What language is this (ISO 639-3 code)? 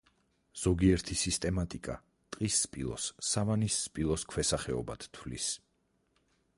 kat